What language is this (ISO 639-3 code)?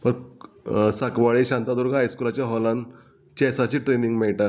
kok